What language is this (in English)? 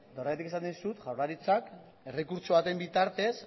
Basque